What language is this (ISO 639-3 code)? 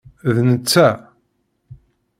kab